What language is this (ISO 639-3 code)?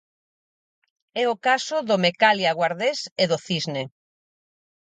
glg